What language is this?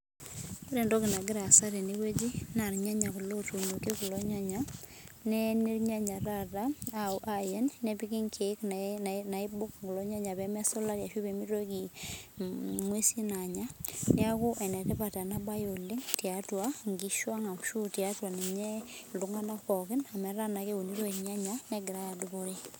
Masai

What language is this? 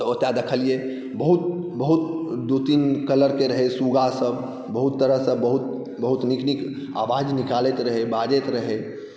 Maithili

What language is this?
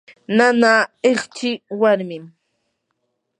Yanahuanca Pasco Quechua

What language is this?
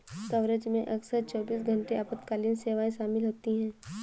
Hindi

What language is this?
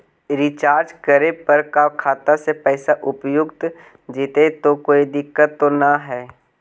Magahi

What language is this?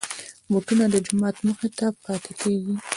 Pashto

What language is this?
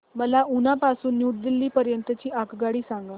Marathi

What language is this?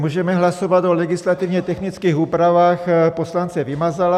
Czech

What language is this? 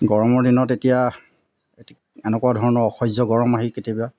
Assamese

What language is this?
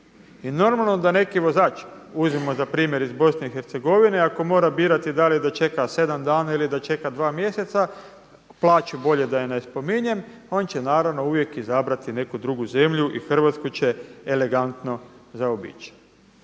Croatian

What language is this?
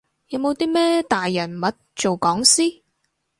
Cantonese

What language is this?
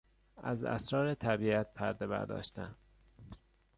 Persian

